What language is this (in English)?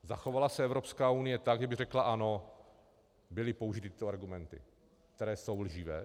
Czech